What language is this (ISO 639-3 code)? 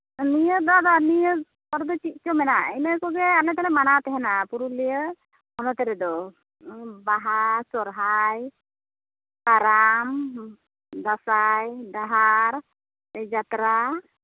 sat